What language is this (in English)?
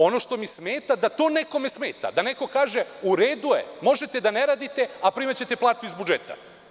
Serbian